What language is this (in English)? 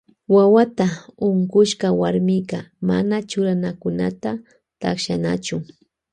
Loja Highland Quichua